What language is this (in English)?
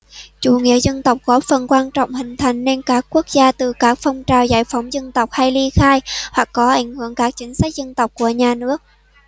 Vietnamese